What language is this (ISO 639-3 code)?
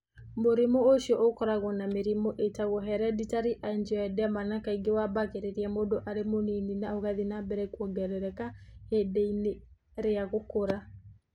kik